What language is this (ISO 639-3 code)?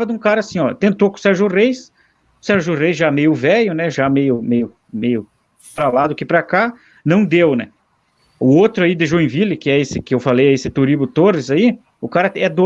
por